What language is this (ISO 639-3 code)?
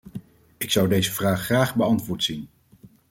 nld